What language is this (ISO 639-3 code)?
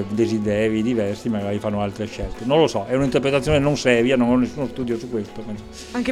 ita